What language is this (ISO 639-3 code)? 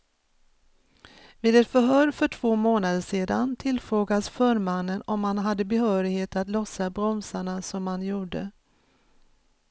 swe